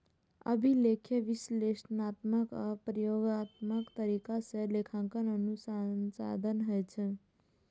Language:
Maithili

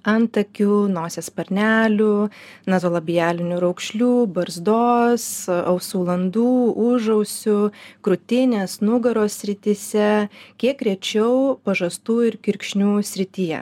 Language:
Lithuanian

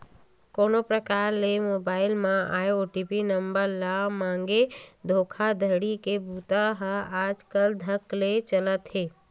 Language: Chhattisgarhi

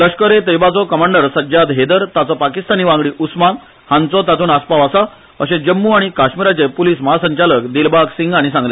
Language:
Konkani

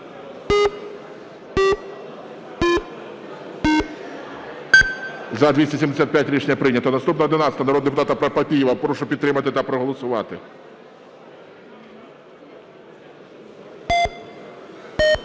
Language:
Ukrainian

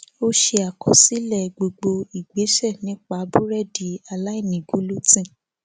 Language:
Yoruba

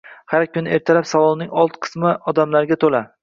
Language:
Uzbek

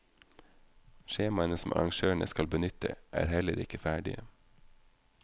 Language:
Norwegian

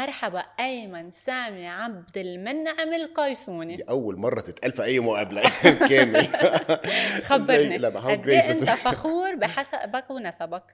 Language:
Arabic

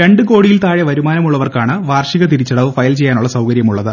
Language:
Malayalam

